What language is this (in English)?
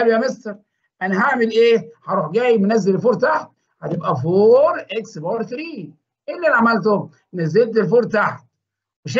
Arabic